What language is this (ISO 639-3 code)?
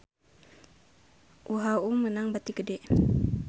sun